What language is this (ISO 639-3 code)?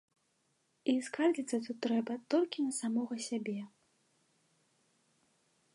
bel